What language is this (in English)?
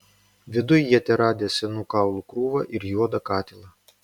Lithuanian